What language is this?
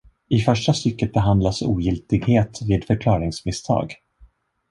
Swedish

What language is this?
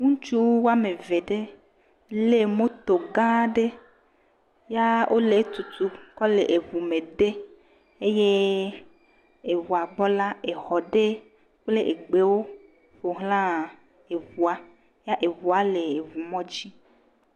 Ewe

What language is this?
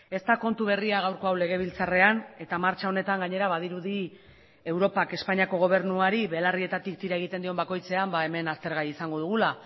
Basque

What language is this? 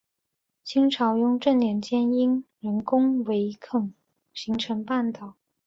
Chinese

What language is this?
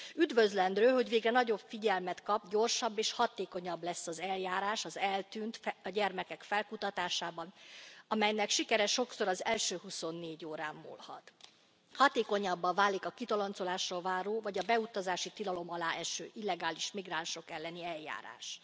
Hungarian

